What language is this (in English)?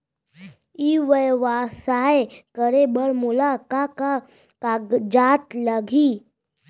Chhattisgarhi